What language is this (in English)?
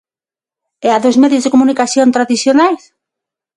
Galician